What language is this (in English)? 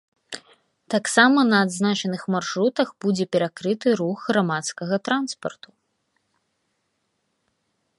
Belarusian